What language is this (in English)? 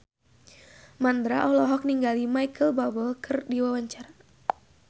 Sundanese